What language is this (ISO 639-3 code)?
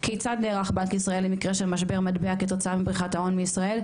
heb